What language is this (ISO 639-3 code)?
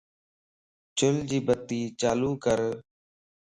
lss